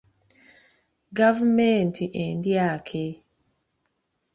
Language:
Ganda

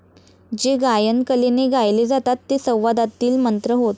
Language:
Marathi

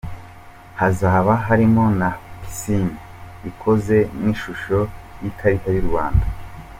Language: Kinyarwanda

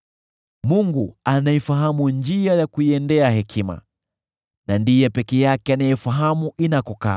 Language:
Swahili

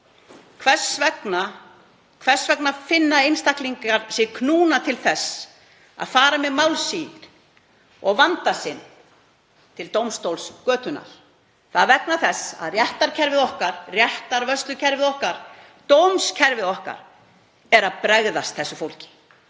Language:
Icelandic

